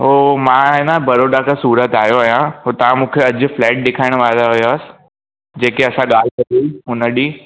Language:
Sindhi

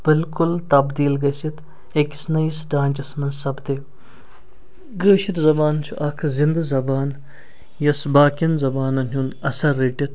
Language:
Kashmiri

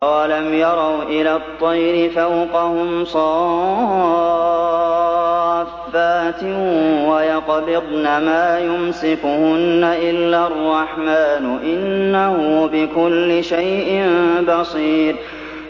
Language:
Arabic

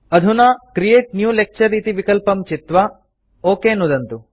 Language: Sanskrit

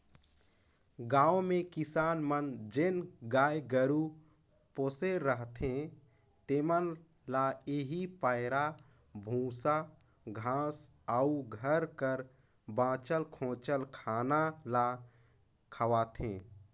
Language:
Chhattisgarhi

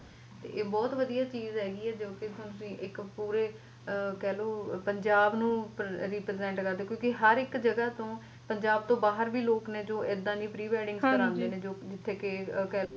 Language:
Punjabi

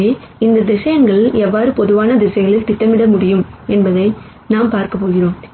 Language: Tamil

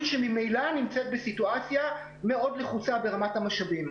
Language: Hebrew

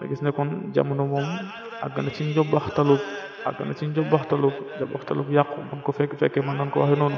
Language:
Arabic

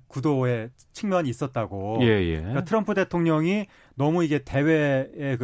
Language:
Korean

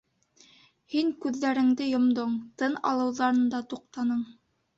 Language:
Bashkir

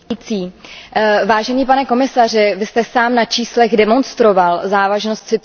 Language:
Czech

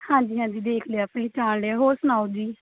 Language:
Punjabi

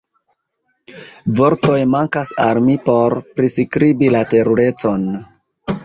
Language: Esperanto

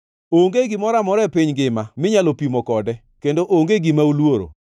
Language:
Luo (Kenya and Tanzania)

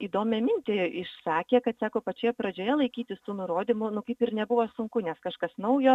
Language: Lithuanian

